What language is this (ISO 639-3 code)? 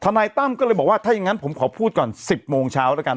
tha